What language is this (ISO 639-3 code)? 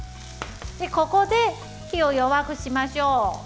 jpn